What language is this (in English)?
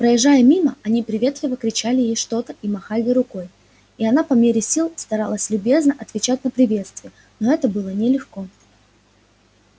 Russian